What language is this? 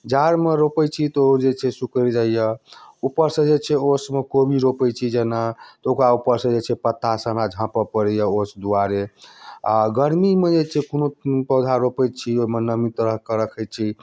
Maithili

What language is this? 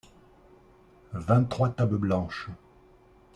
French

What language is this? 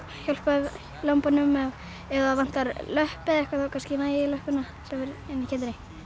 Icelandic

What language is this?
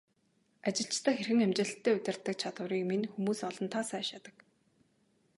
Mongolian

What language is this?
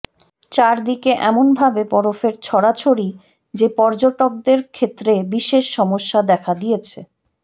Bangla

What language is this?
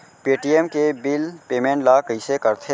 Chhattisgarhi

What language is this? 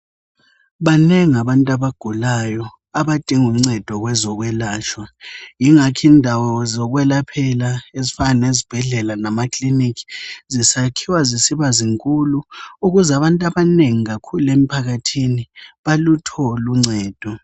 North Ndebele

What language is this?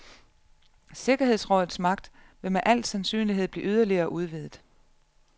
Danish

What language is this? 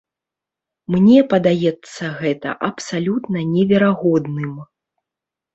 Belarusian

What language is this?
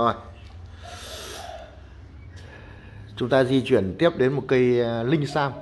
Vietnamese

